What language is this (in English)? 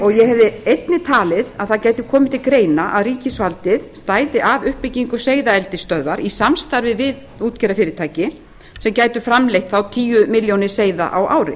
Icelandic